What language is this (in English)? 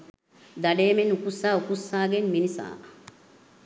Sinhala